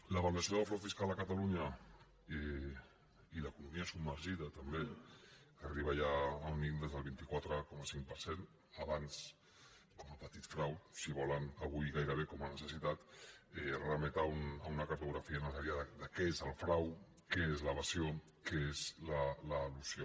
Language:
Catalan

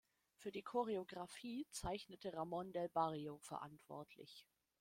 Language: German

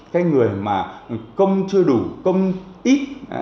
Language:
Vietnamese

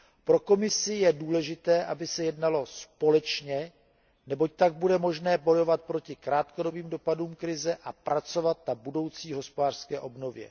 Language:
Czech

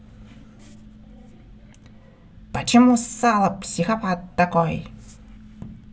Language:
Russian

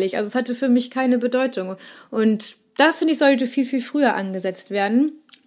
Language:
German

